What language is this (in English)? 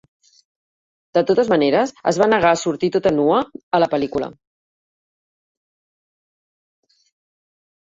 Catalan